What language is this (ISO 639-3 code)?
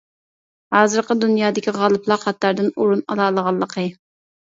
uig